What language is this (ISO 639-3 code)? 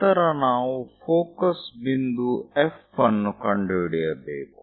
kan